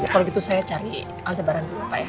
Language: Indonesian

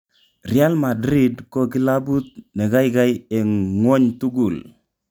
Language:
Kalenjin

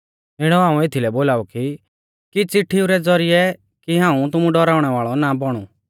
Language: Mahasu Pahari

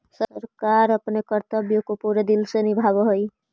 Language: Magahi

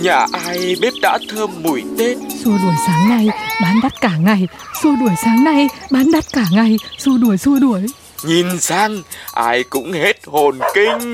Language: Vietnamese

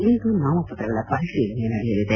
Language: Kannada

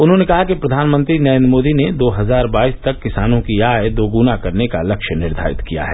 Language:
Hindi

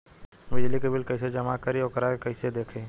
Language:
Bhojpuri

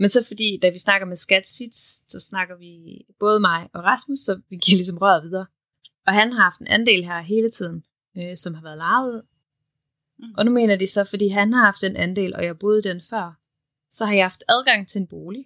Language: Danish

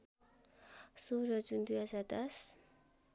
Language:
Nepali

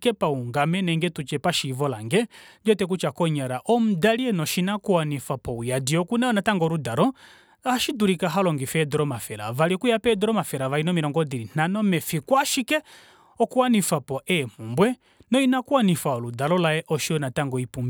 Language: Kuanyama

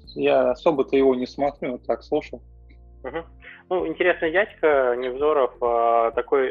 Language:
Russian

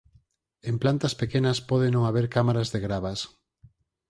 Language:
Galician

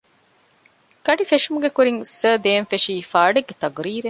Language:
Divehi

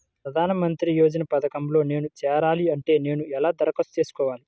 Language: Telugu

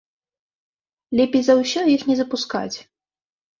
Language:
Belarusian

